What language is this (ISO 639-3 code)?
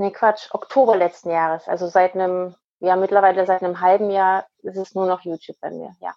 deu